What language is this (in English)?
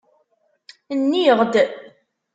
Kabyle